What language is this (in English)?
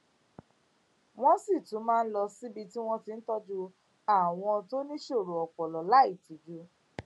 Yoruba